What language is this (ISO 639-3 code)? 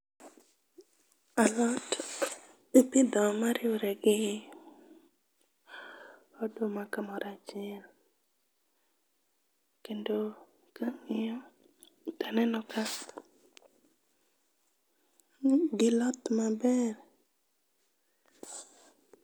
luo